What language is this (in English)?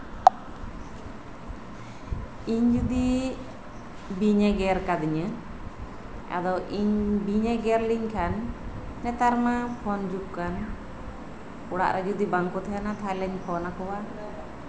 Santali